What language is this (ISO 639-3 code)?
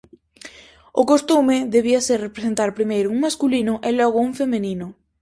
glg